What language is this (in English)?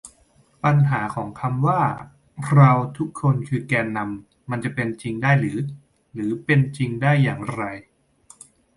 Thai